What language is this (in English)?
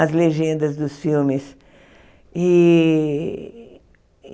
Portuguese